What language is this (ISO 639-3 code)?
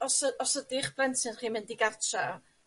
cym